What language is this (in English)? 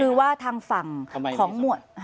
Thai